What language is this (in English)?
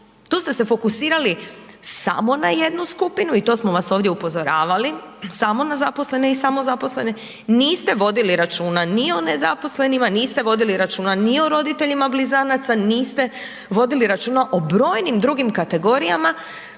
Croatian